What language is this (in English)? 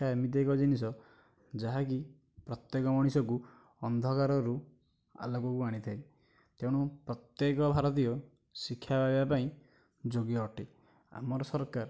Odia